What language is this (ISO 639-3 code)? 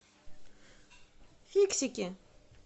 rus